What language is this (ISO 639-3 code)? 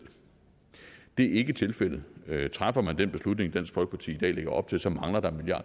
dan